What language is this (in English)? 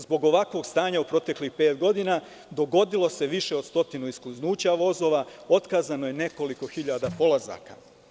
Serbian